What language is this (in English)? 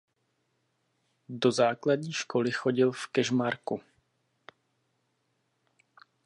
Czech